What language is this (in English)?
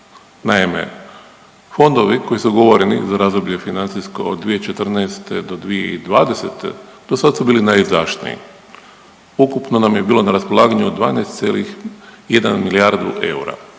Croatian